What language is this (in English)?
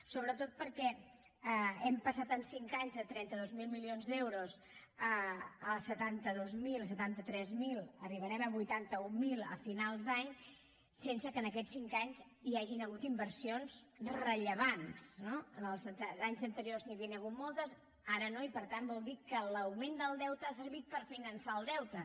Catalan